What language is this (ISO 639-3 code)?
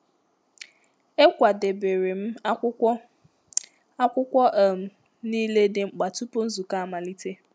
ibo